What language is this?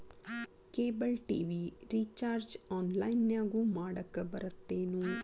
Kannada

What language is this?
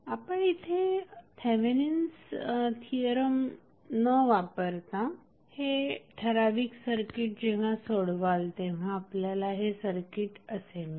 Marathi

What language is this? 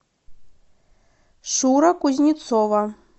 Russian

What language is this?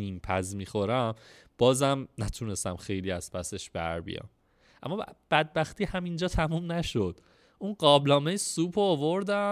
Persian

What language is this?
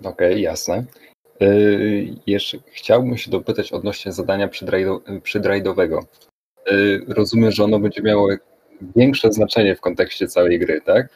Polish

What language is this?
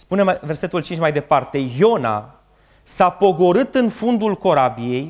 Romanian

